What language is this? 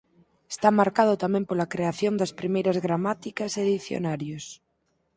Galician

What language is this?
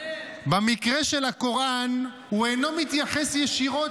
Hebrew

